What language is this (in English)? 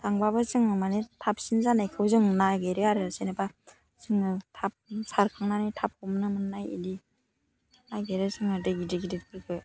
Bodo